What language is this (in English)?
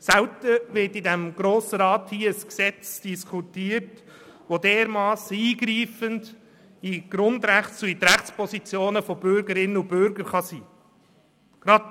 Swiss German